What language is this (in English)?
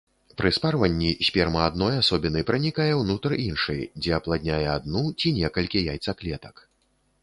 Belarusian